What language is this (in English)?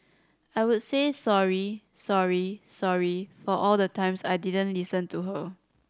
English